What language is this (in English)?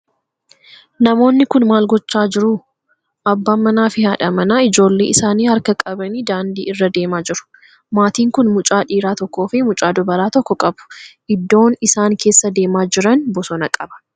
Oromo